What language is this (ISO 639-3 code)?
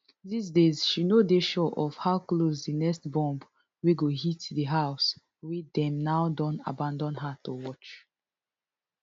pcm